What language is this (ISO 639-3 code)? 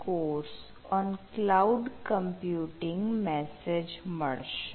guj